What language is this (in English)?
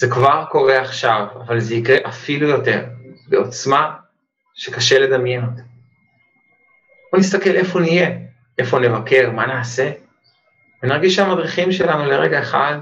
Hebrew